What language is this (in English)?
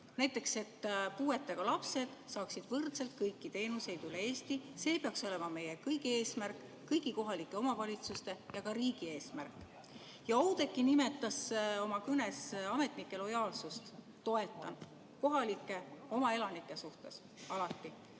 Estonian